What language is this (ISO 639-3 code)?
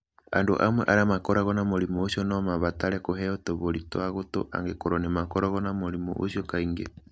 kik